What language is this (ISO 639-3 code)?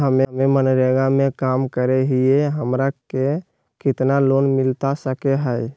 mag